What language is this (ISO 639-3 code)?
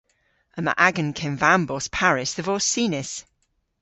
cor